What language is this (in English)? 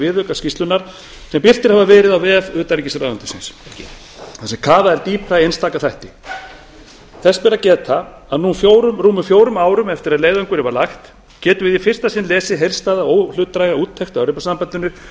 Icelandic